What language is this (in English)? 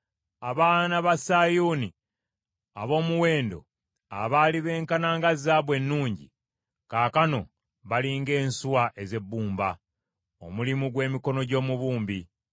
Ganda